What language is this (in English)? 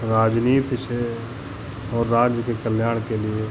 Hindi